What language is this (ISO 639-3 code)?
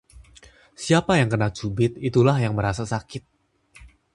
ind